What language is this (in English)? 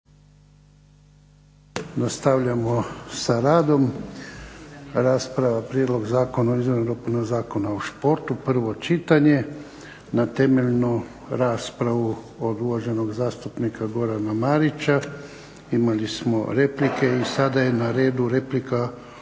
Croatian